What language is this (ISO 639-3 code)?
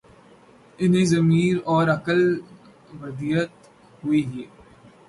urd